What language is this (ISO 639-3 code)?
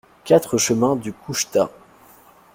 fra